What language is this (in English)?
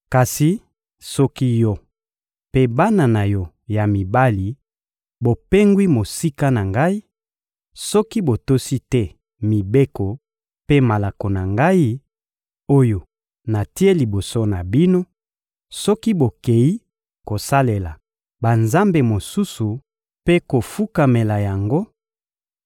Lingala